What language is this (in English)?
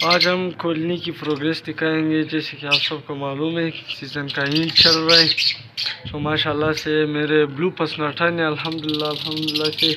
Romanian